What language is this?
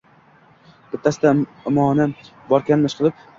Uzbek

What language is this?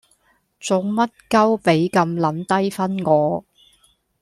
Cantonese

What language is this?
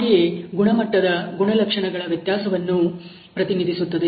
Kannada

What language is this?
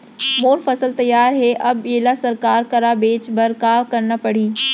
Chhattisgarhi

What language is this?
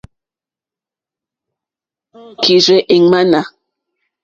Mokpwe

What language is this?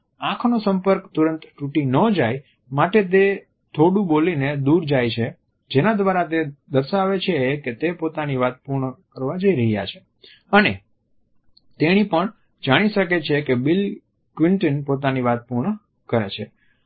Gujarati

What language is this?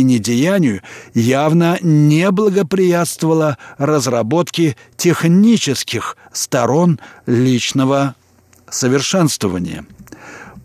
Russian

